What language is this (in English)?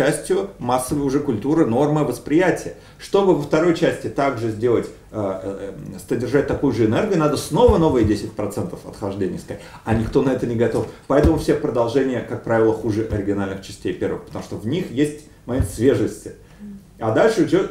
Russian